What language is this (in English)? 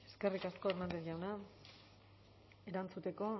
Basque